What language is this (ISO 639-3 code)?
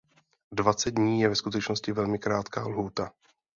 ces